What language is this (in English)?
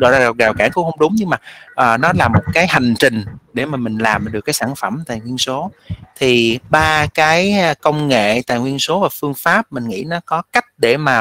Vietnamese